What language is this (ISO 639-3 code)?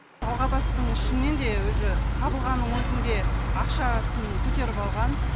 kaz